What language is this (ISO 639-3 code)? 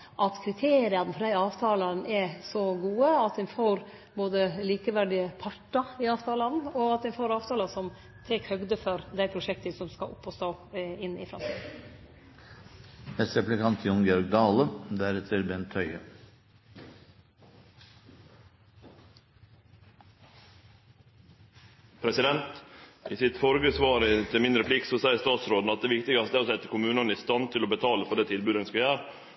nno